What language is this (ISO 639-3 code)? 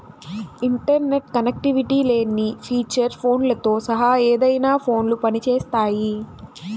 tel